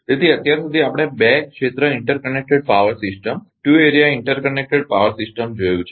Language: Gujarati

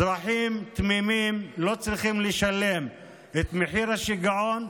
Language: Hebrew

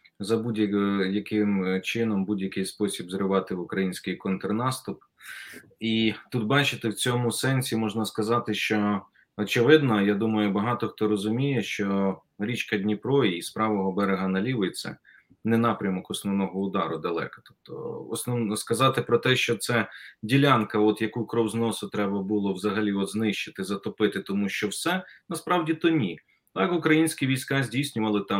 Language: Ukrainian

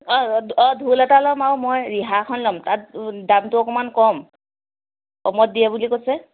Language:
Assamese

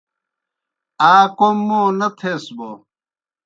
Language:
Kohistani Shina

